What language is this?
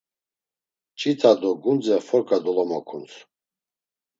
Laz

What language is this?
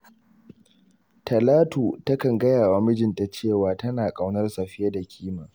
Hausa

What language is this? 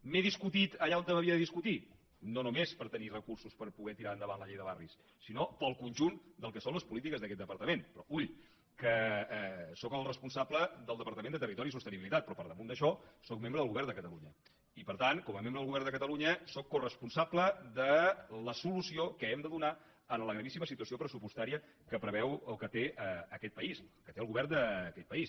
Catalan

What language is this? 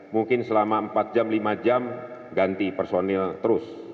Indonesian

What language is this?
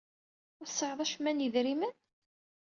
Kabyle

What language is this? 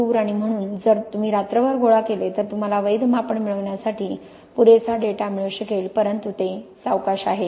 Marathi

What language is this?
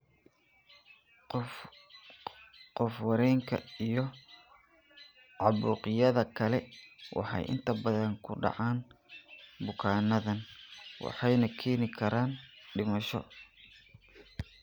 Somali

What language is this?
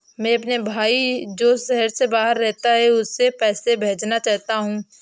Hindi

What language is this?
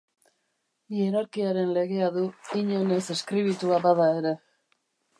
Basque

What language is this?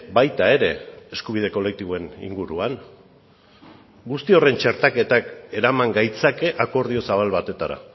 Basque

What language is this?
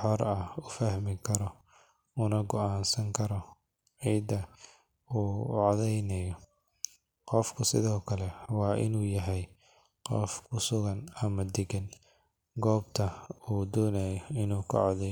Somali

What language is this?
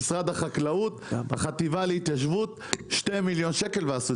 Hebrew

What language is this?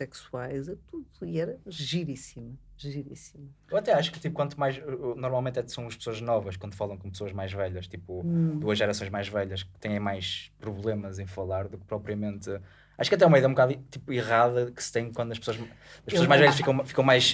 Portuguese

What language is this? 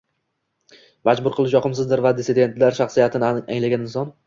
Uzbek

